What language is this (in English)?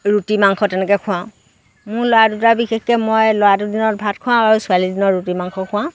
Assamese